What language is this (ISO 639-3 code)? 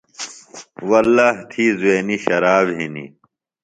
phl